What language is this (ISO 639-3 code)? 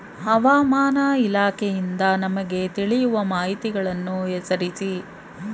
kan